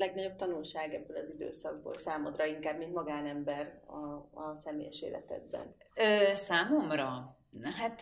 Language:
Hungarian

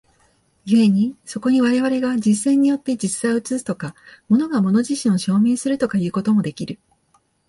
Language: Japanese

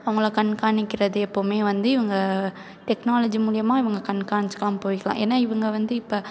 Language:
Tamil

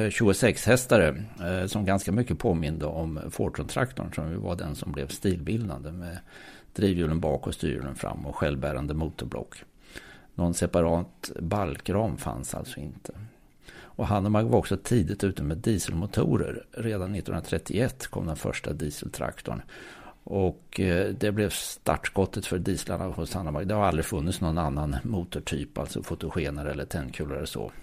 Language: Swedish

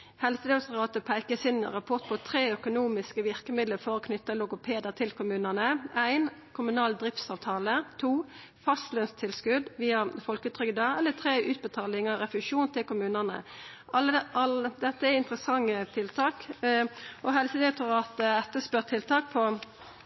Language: Norwegian Nynorsk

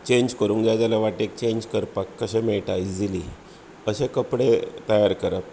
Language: Konkani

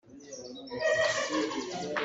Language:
Hakha Chin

